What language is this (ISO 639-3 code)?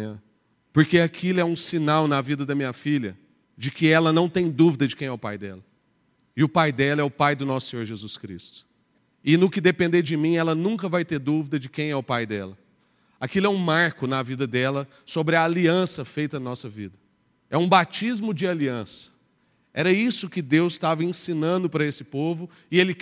por